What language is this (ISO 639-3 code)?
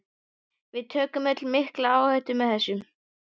isl